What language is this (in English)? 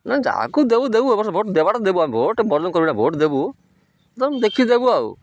Odia